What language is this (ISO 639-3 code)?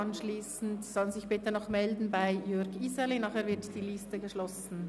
gsw